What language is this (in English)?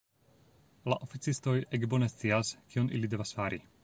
Esperanto